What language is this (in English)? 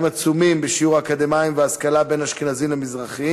Hebrew